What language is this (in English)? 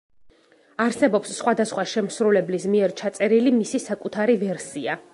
Georgian